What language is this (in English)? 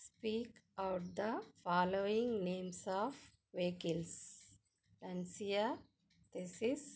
Telugu